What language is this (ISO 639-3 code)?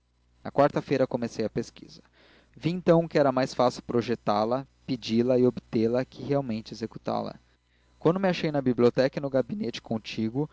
por